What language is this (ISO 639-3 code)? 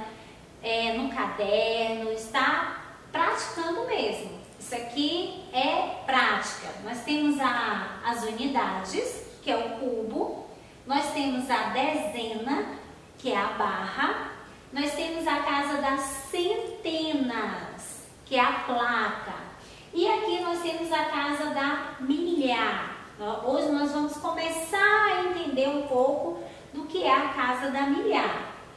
por